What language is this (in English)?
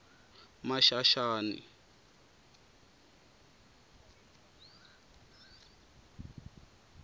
Tsonga